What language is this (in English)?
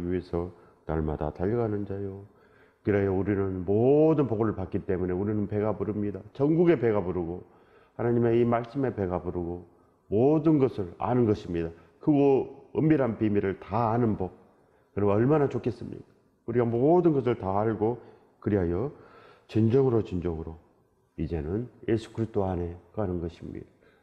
Korean